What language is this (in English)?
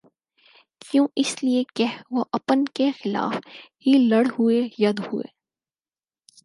Urdu